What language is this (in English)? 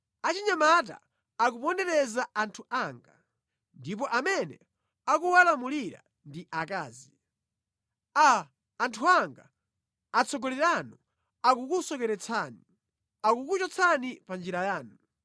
Nyanja